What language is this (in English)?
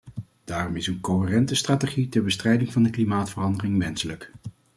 Dutch